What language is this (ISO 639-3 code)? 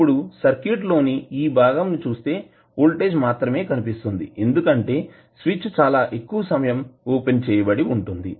tel